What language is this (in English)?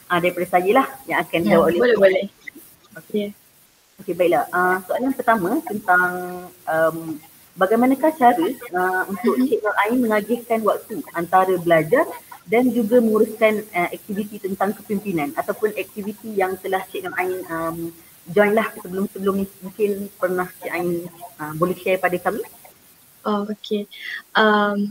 Malay